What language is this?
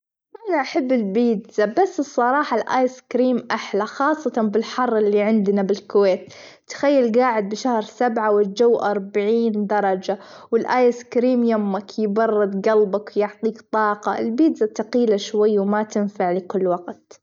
Gulf Arabic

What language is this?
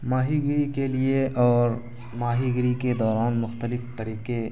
Urdu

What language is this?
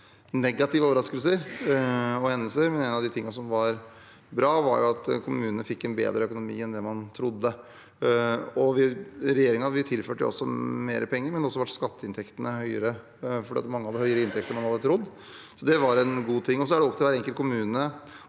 Norwegian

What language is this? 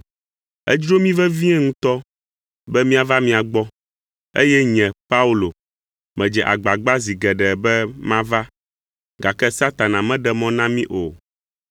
Ewe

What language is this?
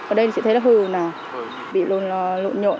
Vietnamese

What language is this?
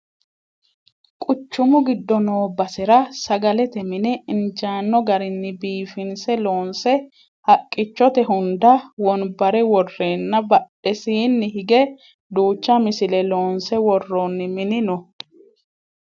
Sidamo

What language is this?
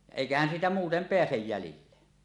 Finnish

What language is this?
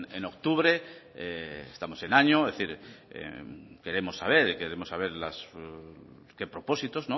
Spanish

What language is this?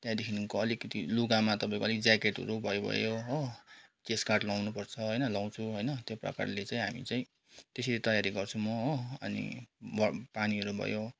Nepali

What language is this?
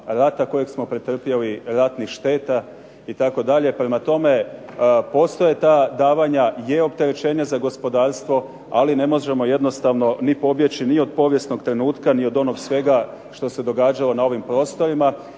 Croatian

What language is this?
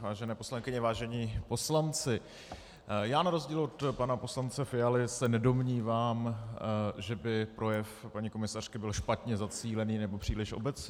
Czech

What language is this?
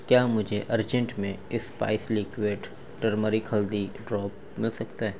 Urdu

